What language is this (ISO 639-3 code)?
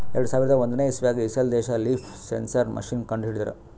kan